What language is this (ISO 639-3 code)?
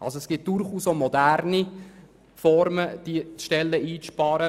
gsw